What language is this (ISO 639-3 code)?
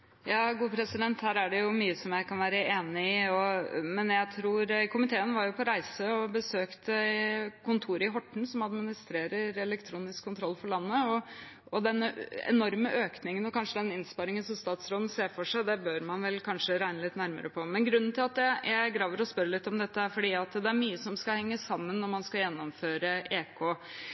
nob